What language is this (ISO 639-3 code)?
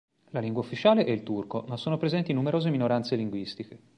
ita